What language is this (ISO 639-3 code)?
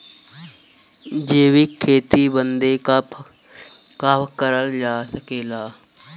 bho